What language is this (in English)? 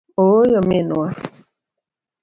Luo (Kenya and Tanzania)